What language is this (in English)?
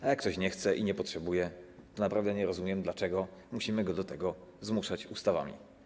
Polish